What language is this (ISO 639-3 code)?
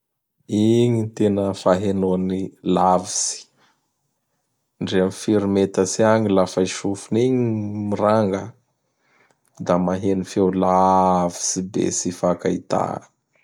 bhr